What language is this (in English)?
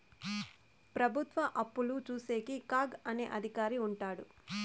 Telugu